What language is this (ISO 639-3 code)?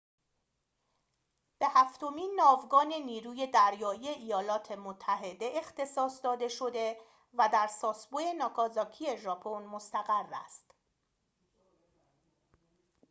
fas